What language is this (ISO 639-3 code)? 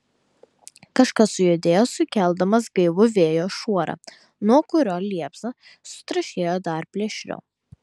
lit